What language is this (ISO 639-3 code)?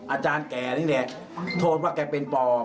tha